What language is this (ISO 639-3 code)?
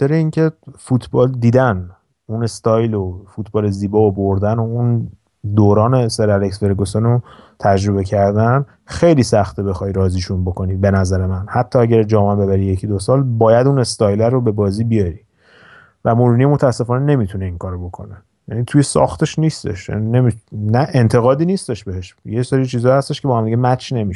fas